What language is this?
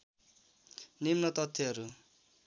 Nepali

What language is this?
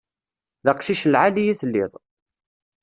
Kabyle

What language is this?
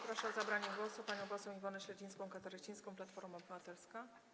Polish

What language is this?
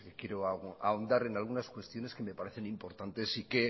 Spanish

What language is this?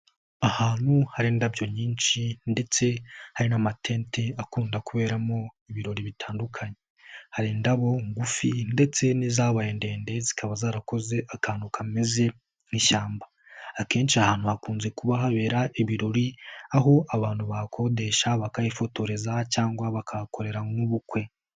Kinyarwanda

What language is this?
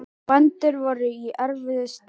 Icelandic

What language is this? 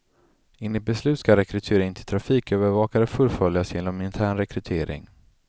Swedish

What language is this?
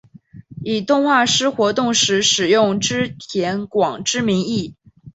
Chinese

